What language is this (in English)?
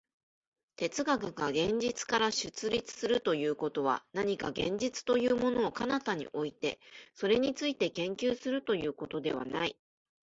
Japanese